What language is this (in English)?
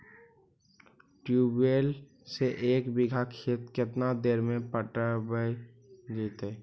Magahi